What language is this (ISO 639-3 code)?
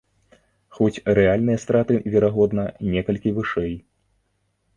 bel